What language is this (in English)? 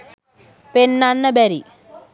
Sinhala